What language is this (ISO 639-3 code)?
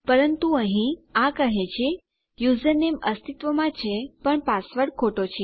guj